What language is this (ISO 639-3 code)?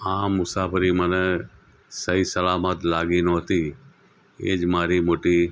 guj